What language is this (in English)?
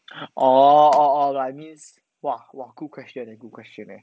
English